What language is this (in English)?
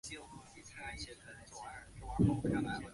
Chinese